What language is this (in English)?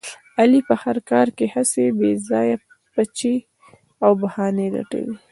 Pashto